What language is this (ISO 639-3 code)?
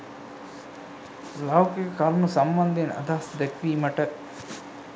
sin